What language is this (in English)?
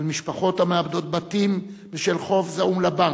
Hebrew